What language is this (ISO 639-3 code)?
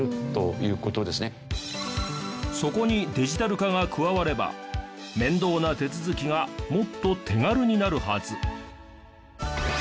jpn